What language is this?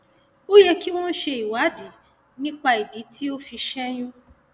Yoruba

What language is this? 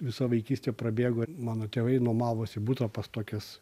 Lithuanian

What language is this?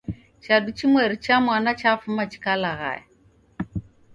Taita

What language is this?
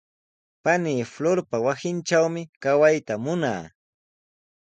Sihuas Ancash Quechua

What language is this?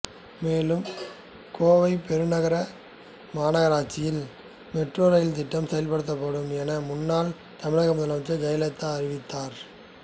Tamil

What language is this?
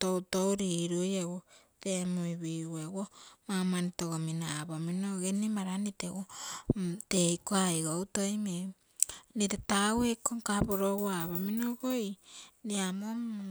Terei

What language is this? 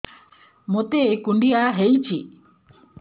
Odia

